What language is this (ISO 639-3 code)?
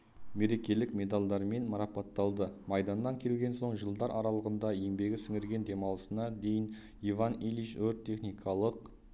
kaz